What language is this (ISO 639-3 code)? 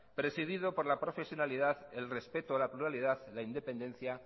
spa